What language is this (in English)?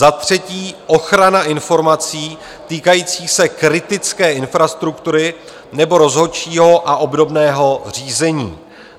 Czech